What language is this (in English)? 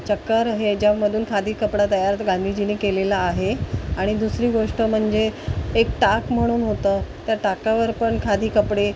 Marathi